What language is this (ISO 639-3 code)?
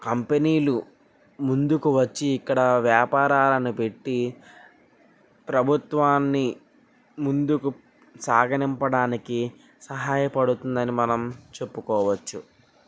tel